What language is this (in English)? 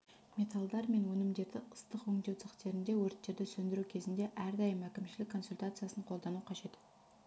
Kazakh